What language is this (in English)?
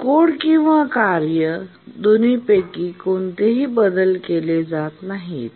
Marathi